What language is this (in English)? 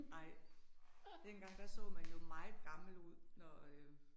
Danish